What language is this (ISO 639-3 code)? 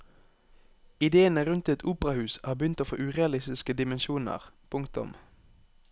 nor